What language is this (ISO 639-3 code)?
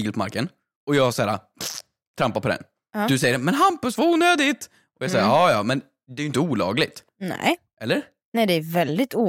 swe